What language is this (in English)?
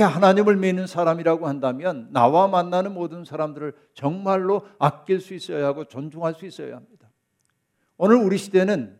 Korean